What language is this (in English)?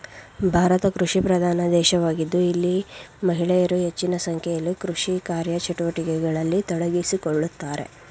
Kannada